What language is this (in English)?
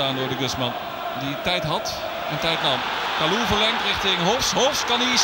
Dutch